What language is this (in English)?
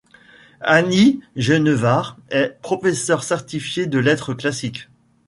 French